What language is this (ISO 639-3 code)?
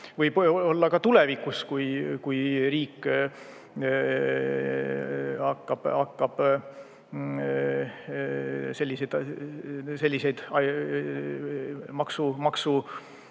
est